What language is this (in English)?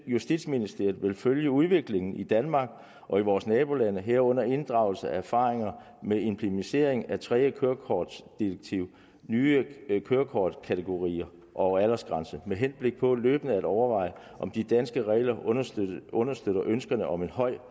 Danish